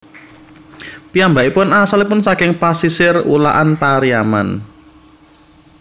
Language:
Javanese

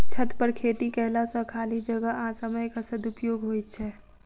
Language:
Maithili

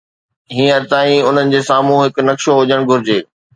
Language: Sindhi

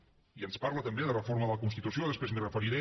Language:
Catalan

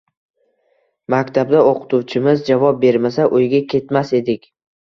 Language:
Uzbek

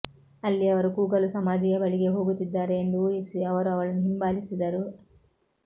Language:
Kannada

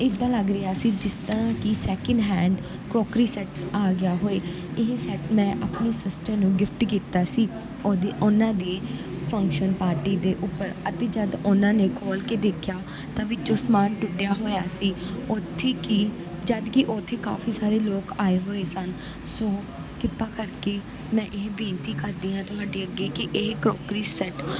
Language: Punjabi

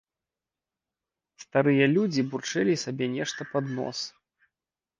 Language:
Belarusian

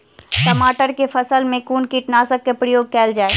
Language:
Maithili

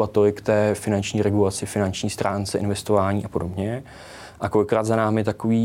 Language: Czech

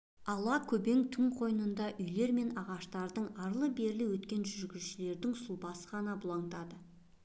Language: Kazakh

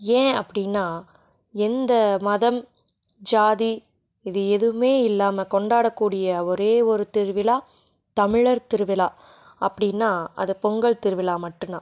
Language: Tamil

